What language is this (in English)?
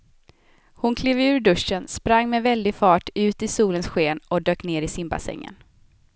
Swedish